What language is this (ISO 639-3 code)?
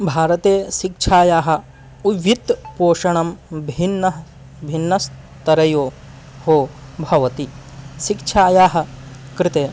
san